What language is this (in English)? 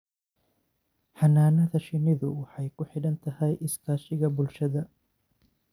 Somali